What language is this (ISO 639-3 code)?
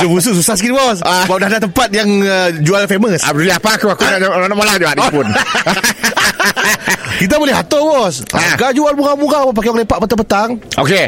msa